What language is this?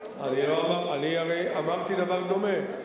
Hebrew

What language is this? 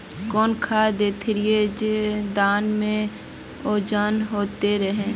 Magahi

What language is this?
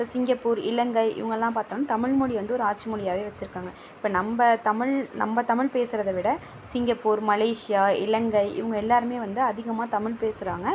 Tamil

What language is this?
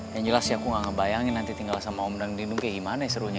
Indonesian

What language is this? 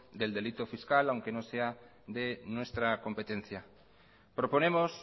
Spanish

